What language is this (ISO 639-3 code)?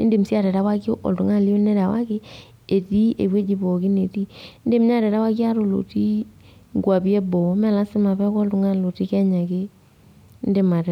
mas